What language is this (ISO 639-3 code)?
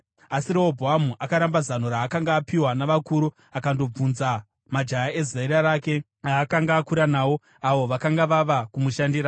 sna